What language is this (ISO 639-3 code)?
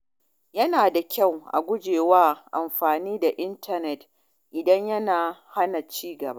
hau